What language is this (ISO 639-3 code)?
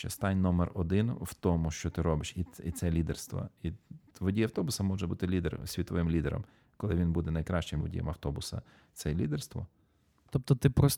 ukr